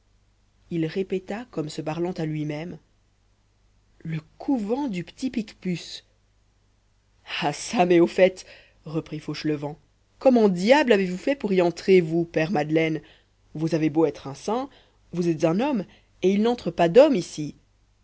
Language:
French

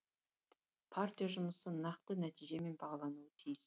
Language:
Kazakh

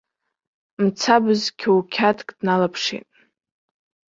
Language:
Abkhazian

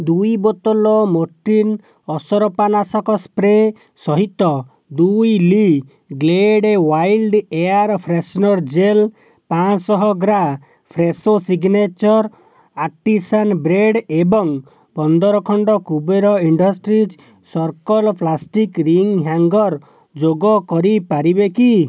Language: Odia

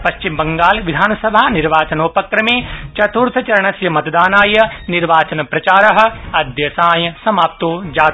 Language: Sanskrit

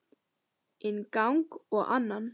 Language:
Icelandic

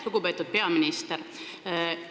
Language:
Estonian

